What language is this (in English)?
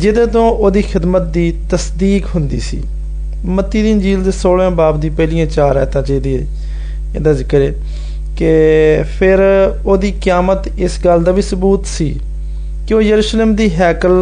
Hindi